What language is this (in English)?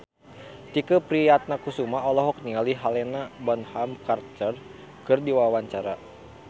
Sundanese